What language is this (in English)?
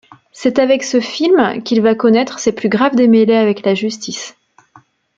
French